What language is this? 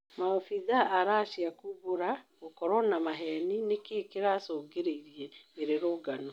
Kikuyu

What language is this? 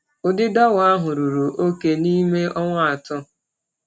Igbo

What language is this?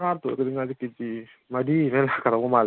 Manipuri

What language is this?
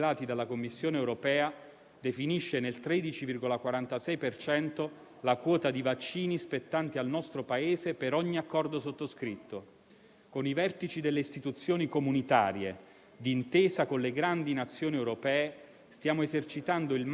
Italian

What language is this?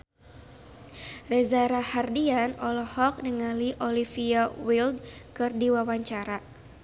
Sundanese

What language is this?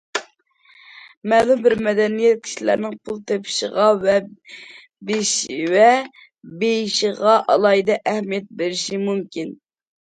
Uyghur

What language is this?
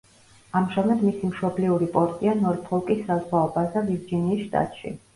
Georgian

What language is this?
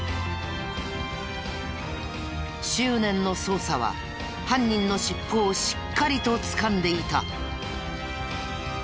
Japanese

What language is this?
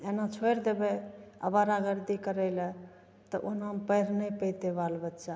Maithili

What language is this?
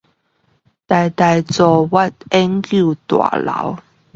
Chinese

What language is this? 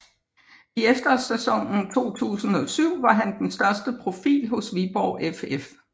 Danish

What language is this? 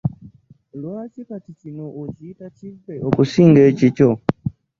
Ganda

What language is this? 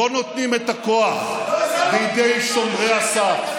Hebrew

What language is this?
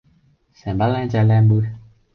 Cantonese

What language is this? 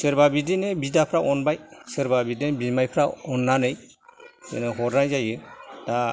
Bodo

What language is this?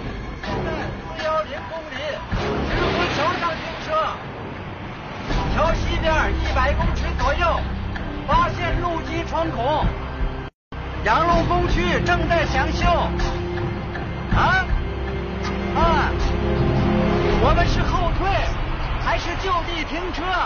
Chinese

